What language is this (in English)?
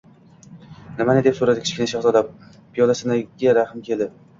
Uzbek